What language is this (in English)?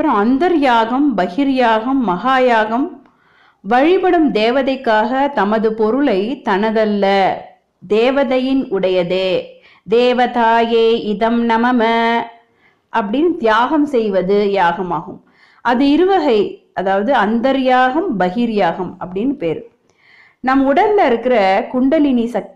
Tamil